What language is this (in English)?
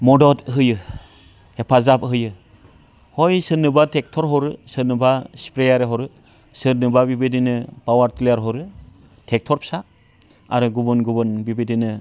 Bodo